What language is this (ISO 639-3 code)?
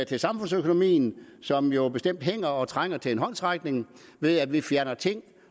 dan